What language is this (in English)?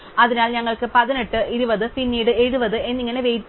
Malayalam